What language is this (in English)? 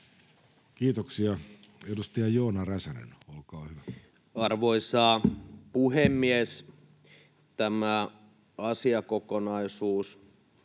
Finnish